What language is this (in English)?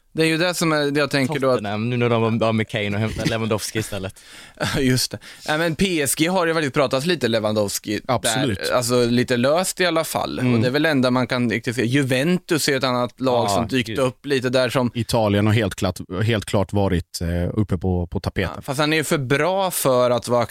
Swedish